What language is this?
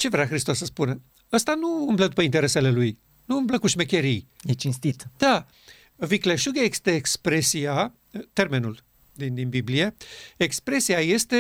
Romanian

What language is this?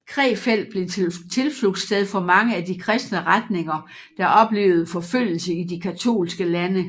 Danish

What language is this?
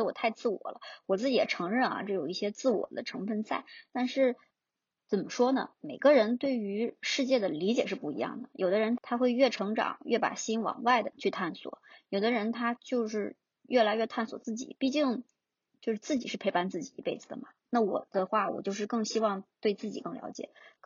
Chinese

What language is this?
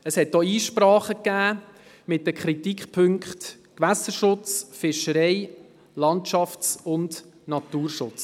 Swiss German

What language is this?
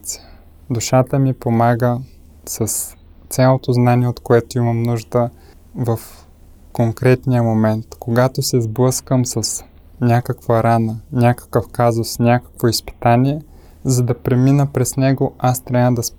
Bulgarian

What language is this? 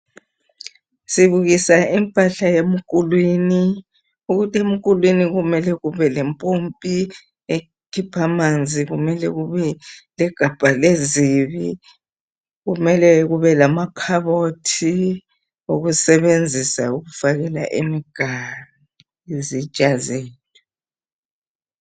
North Ndebele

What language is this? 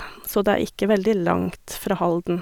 Norwegian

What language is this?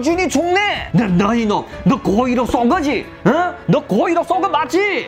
Korean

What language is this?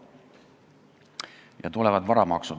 Estonian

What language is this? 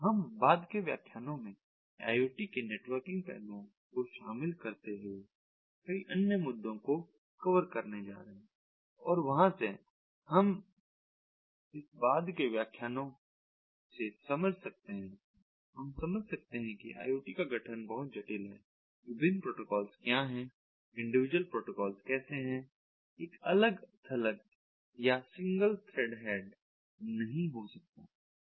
Hindi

